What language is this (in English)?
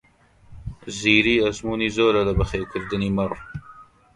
Central Kurdish